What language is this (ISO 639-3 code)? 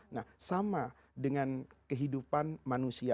ind